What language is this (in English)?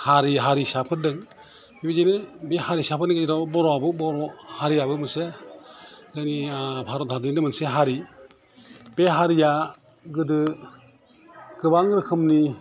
Bodo